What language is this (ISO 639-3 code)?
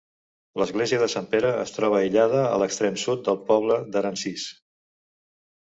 cat